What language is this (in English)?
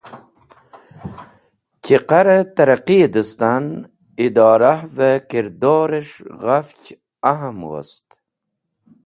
Wakhi